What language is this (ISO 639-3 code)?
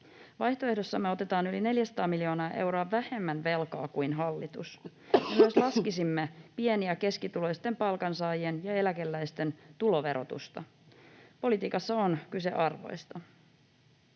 fin